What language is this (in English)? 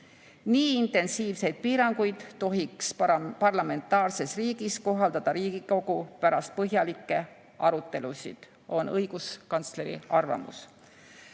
Estonian